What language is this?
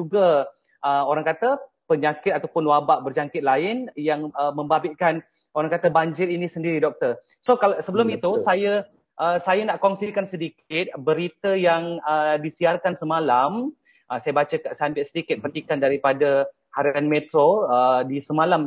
Malay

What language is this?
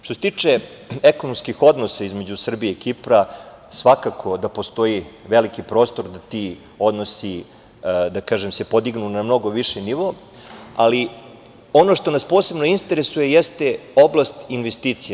Serbian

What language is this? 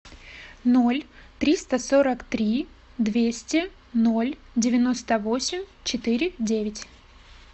Russian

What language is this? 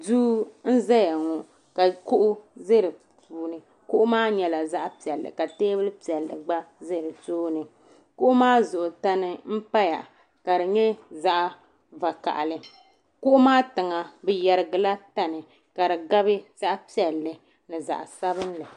Dagbani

